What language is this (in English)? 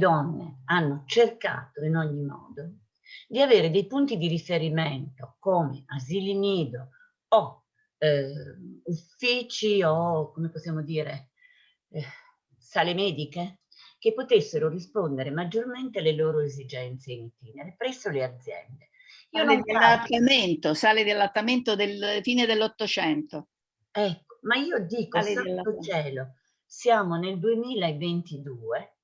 Italian